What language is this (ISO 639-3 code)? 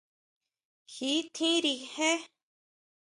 mau